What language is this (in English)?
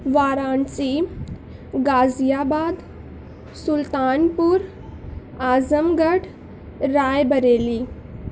Urdu